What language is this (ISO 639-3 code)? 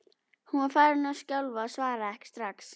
isl